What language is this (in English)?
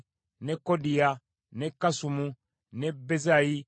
Ganda